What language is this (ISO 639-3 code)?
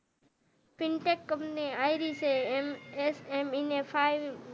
guj